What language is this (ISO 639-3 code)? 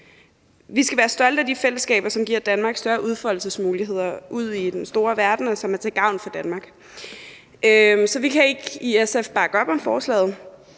dan